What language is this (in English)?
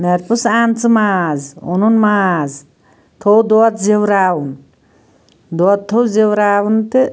Kashmiri